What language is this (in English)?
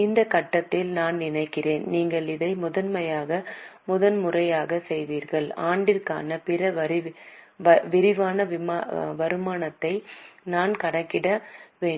Tamil